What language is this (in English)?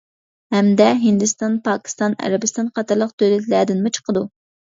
Uyghur